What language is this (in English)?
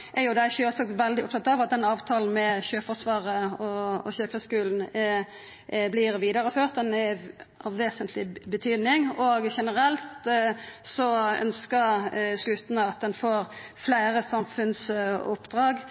Norwegian Nynorsk